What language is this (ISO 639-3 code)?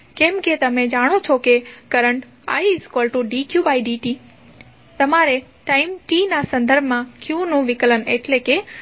guj